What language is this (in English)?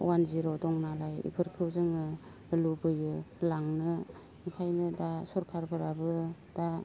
Bodo